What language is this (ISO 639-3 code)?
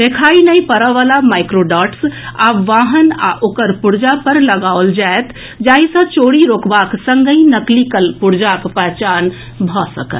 mai